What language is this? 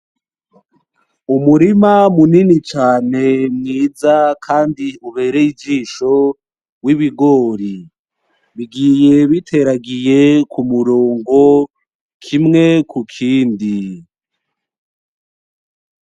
Rundi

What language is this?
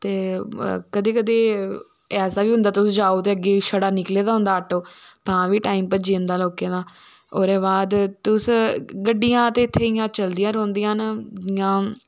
Dogri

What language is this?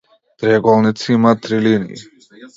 Macedonian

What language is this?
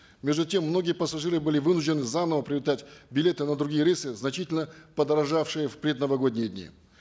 Kazakh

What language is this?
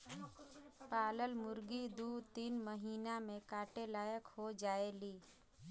Bhojpuri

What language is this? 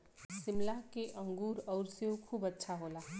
Bhojpuri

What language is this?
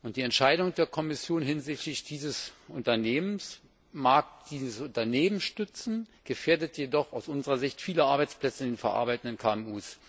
German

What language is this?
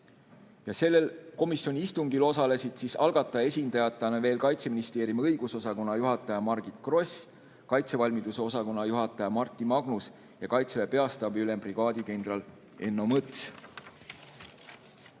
Estonian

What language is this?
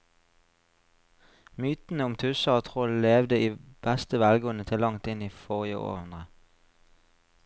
Norwegian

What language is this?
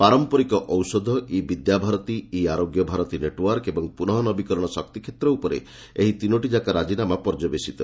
Odia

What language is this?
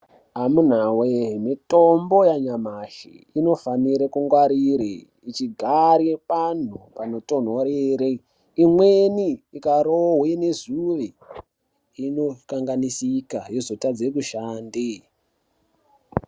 Ndau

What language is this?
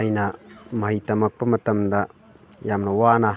Manipuri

